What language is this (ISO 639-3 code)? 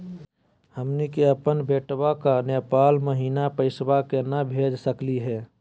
mag